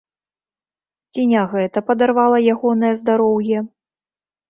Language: Belarusian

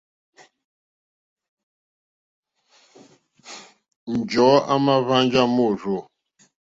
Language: Mokpwe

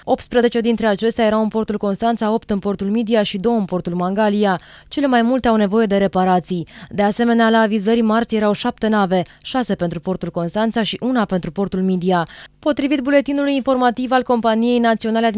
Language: Romanian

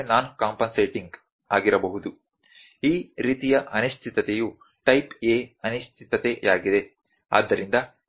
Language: Kannada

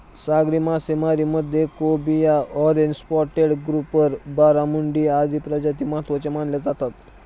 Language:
Marathi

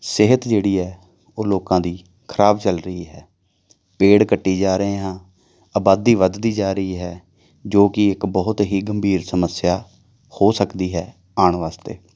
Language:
Punjabi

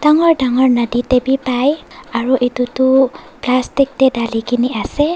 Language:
Naga Pidgin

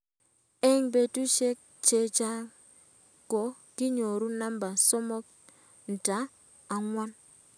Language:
Kalenjin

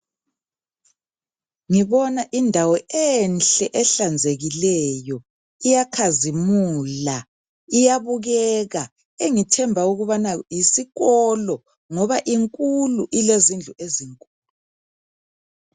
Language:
North Ndebele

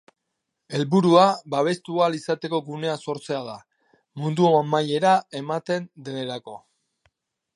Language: Basque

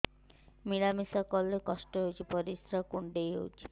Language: Odia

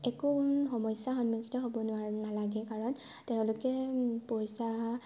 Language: Assamese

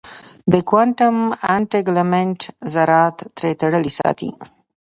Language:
Pashto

